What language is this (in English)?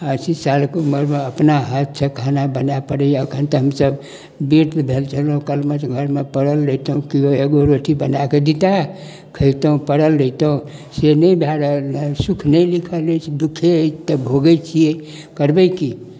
Maithili